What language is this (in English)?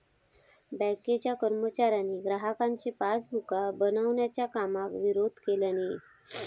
Marathi